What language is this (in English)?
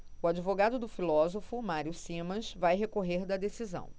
Portuguese